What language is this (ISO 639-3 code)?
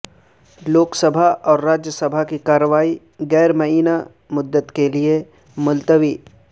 urd